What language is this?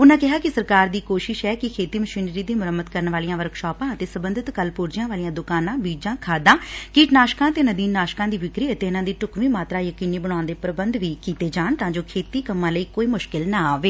Punjabi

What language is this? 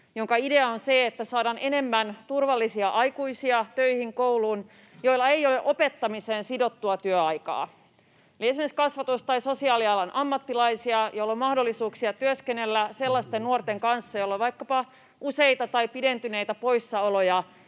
Finnish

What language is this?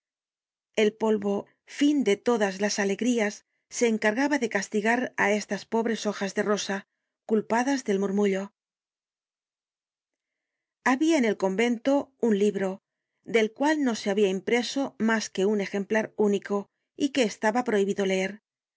Spanish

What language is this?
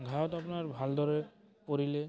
Assamese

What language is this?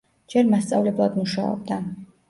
Georgian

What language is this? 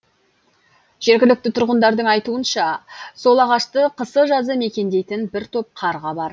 Kazakh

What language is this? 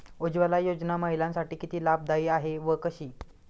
Marathi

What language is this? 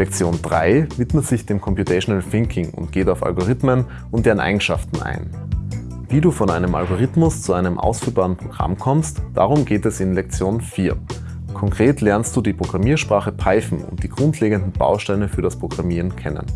German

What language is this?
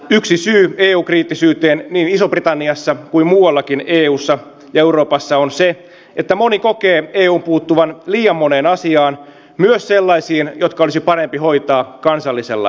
Finnish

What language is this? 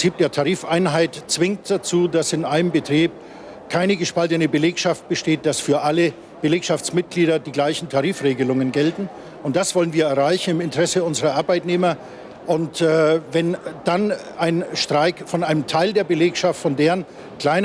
German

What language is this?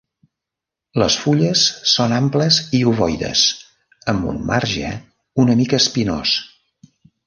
Catalan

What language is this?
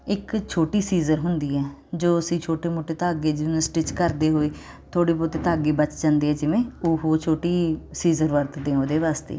Punjabi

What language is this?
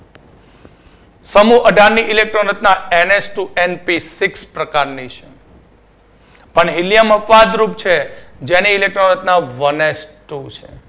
Gujarati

